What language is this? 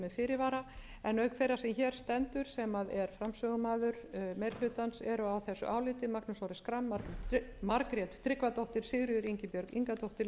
Icelandic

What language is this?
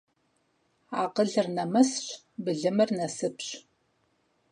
Kabardian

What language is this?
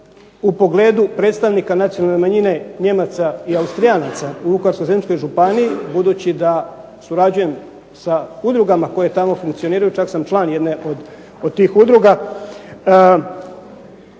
Croatian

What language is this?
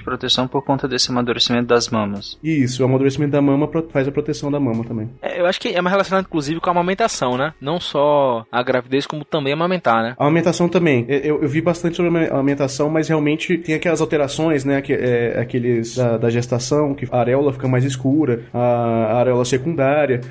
Portuguese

